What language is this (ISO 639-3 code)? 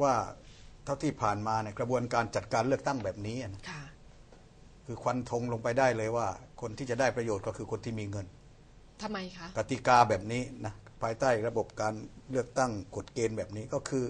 tha